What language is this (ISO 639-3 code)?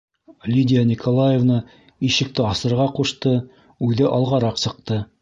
bak